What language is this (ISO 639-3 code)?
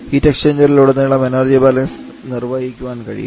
mal